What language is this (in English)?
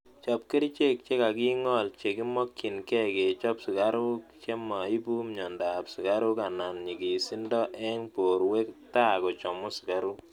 Kalenjin